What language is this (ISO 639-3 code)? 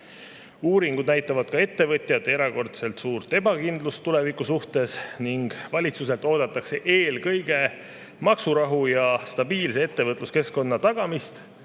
est